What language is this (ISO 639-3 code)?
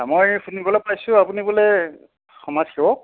asm